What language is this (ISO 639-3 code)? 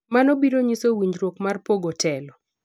luo